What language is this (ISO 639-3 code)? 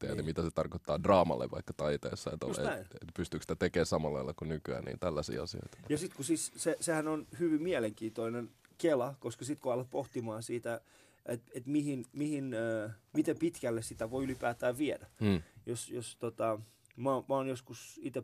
fin